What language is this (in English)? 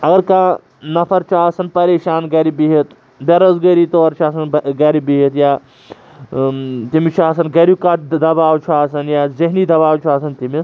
Kashmiri